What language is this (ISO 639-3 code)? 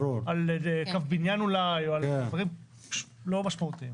heb